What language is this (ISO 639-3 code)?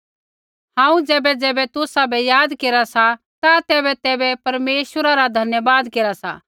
kfx